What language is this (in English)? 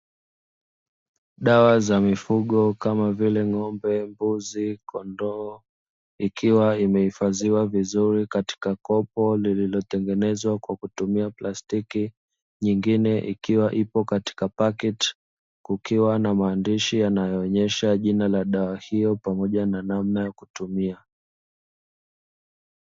Swahili